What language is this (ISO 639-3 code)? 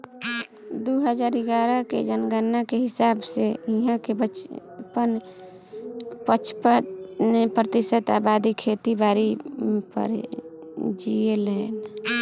bho